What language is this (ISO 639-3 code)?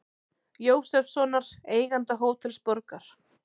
isl